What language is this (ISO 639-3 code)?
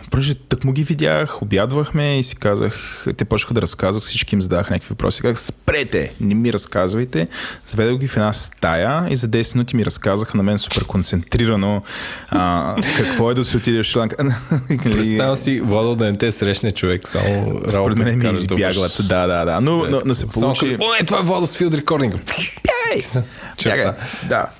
bul